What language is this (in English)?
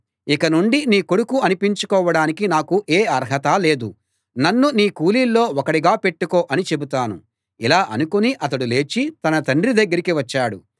Telugu